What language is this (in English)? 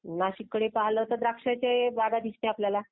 Marathi